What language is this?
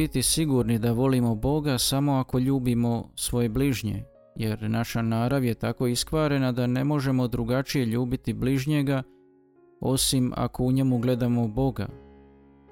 Croatian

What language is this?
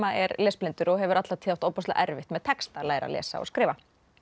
Icelandic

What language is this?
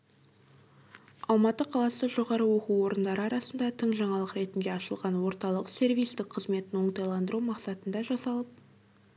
Kazakh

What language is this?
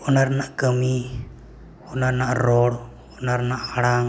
Santali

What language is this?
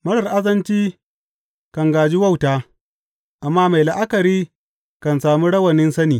Hausa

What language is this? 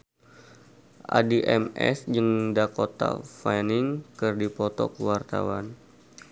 Sundanese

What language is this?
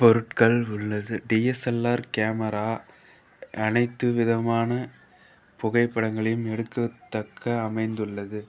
Tamil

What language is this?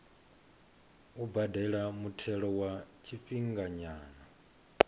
Venda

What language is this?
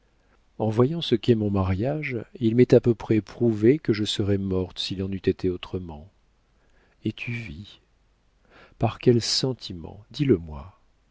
French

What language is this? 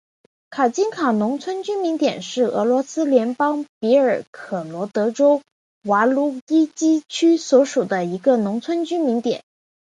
Chinese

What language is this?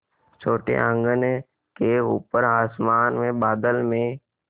Hindi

